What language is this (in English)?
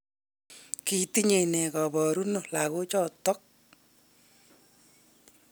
Kalenjin